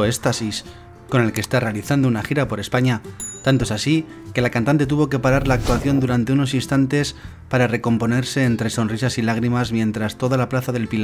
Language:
Spanish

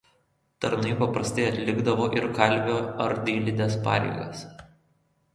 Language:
Lithuanian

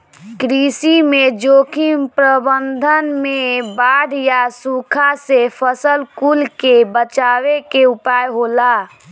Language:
Bhojpuri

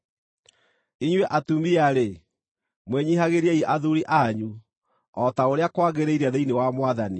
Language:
Kikuyu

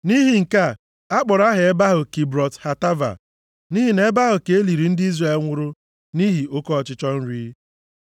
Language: Igbo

